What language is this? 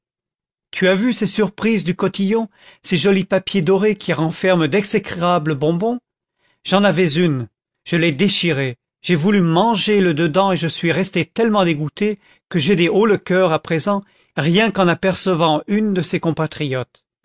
French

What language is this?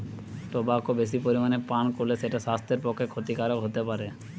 Bangla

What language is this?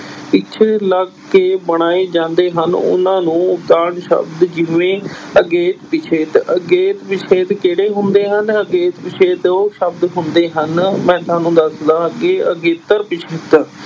Punjabi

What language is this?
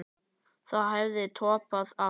Icelandic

